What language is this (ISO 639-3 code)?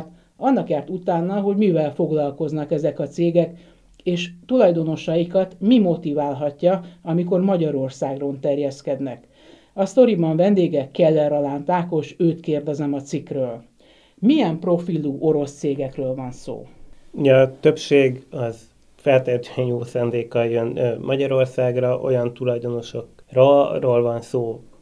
hun